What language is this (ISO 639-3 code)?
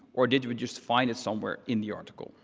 eng